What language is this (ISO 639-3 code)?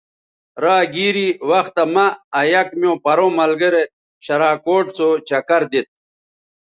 btv